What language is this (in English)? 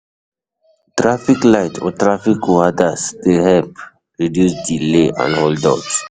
Nigerian Pidgin